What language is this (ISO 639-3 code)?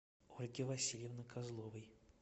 rus